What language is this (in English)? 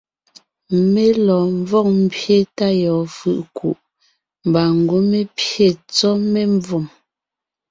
Ngiemboon